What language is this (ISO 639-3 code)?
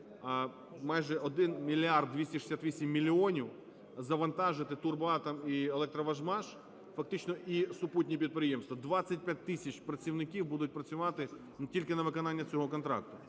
ukr